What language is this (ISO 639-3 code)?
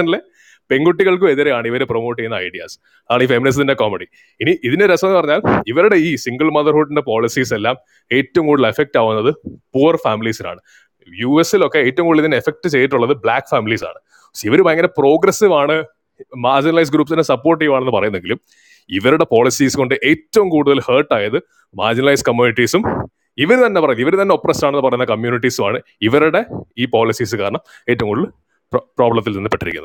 mal